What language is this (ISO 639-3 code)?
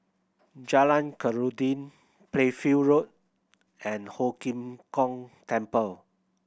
eng